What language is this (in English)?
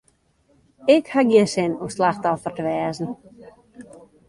Western Frisian